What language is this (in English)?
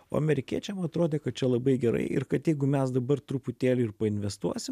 Lithuanian